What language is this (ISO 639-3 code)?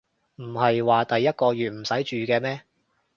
yue